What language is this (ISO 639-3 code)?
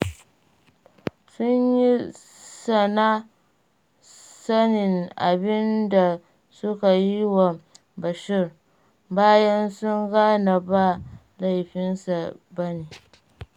hau